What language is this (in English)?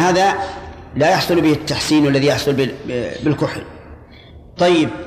Arabic